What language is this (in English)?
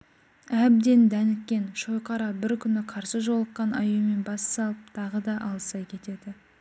Kazakh